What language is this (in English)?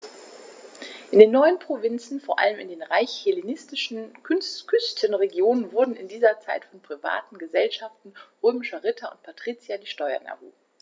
German